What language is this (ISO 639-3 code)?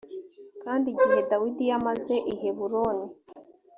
kin